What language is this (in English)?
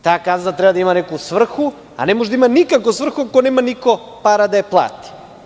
Serbian